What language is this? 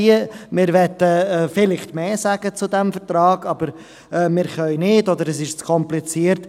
Swiss German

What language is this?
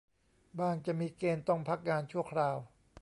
Thai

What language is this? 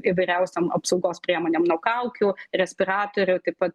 Lithuanian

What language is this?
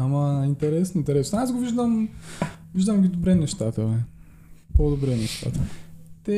Bulgarian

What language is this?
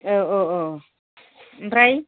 Bodo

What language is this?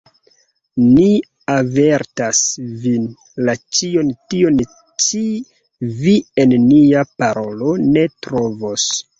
Esperanto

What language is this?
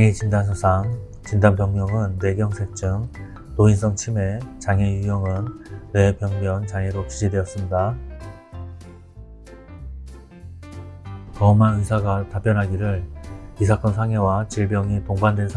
Korean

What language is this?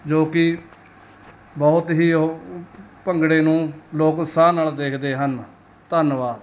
Punjabi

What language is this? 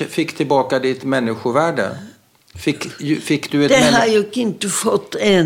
Swedish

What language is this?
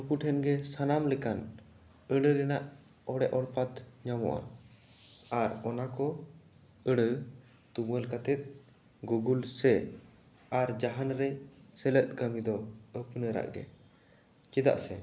Santali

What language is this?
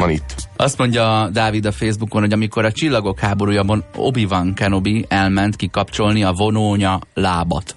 Hungarian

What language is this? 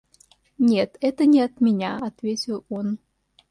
Russian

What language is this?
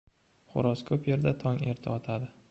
Uzbek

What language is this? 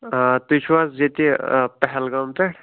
Kashmiri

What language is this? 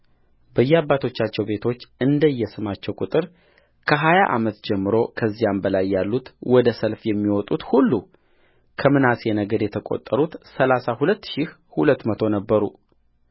Amharic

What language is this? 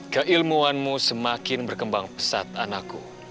Indonesian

